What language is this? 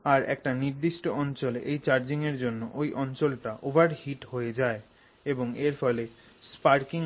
Bangla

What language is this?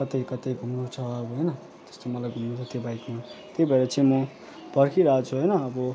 Nepali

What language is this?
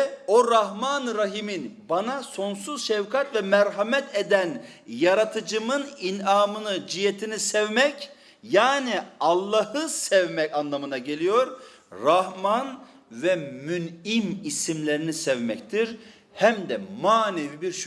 Turkish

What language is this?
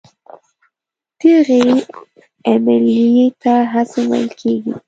Pashto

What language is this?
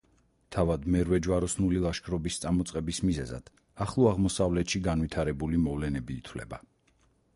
Georgian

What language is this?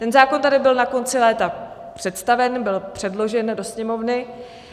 Czech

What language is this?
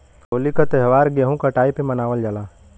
Bhojpuri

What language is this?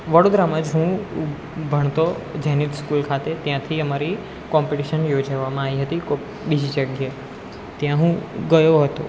Gujarati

